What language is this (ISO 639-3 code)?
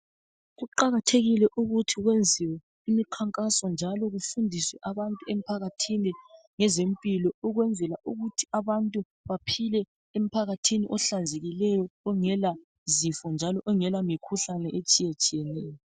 nde